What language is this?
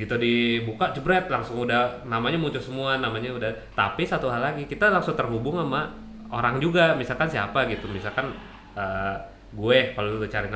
Indonesian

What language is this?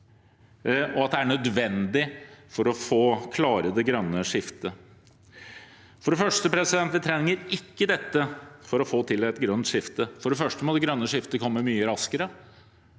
Norwegian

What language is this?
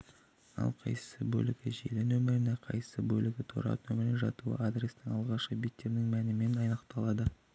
Kazakh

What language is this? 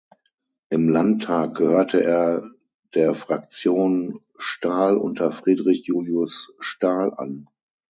German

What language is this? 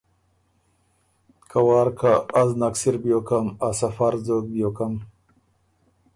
Ormuri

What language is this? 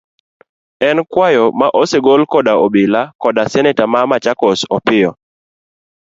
Luo (Kenya and Tanzania)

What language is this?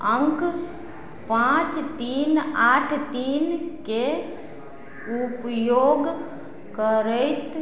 Maithili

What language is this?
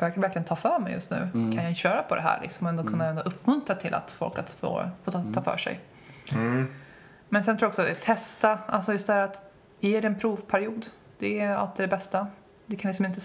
Swedish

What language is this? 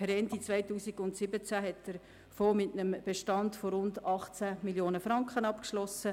Swiss German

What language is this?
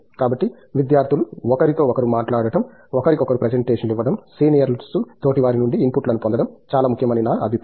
Telugu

